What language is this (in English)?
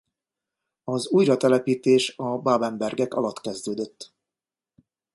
Hungarian